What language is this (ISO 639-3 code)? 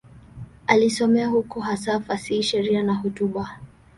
swa